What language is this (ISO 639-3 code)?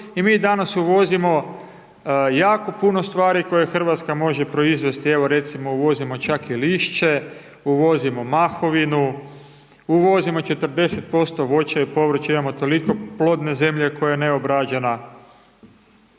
hrv